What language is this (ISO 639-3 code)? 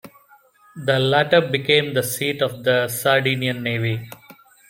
eng